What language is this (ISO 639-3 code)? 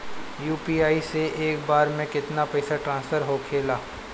bho